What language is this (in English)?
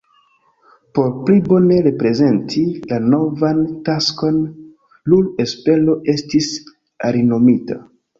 Esperanto